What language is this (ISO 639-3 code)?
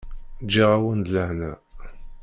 kab